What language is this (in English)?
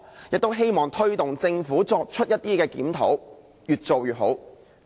Cantonese